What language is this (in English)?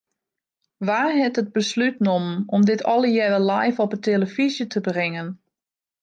Western Frisian